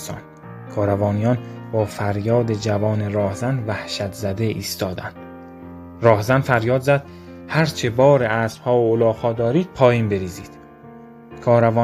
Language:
Persian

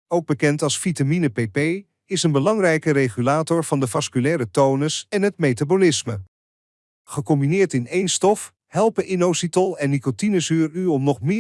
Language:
Dutch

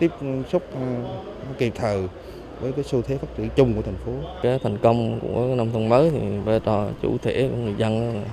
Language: Vietnamese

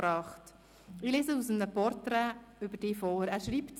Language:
Swiss German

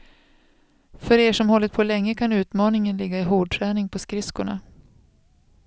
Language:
Swedish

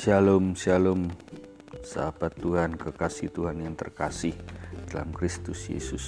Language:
Indonesian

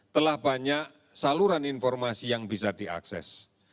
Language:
Indonesian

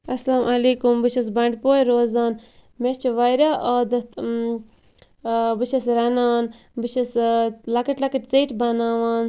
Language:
Kashmiri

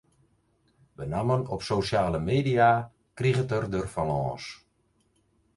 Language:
Western Frisian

